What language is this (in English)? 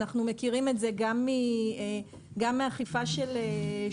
Hebrew